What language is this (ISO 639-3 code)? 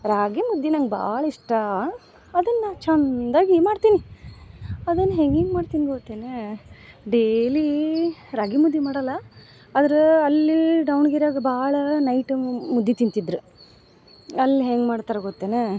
kan